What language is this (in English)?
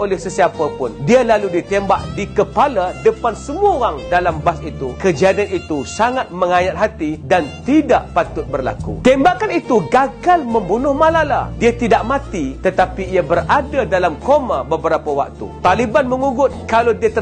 Malay